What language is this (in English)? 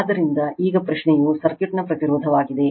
Kannada